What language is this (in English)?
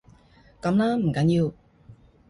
Cantonese